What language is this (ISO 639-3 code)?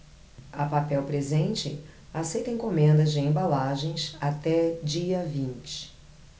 por